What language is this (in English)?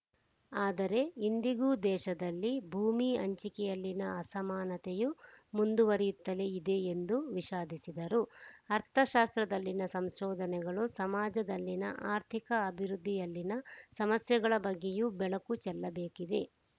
Kannada